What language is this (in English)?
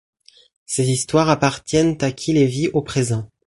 French